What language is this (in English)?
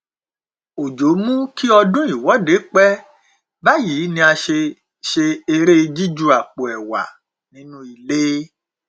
Yoruba